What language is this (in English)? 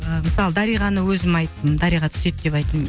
Kazakh